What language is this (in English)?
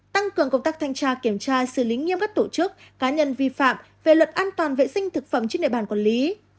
Vietnamese